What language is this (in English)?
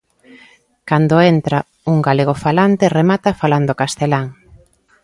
Galician